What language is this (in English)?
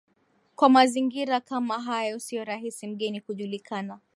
Swahili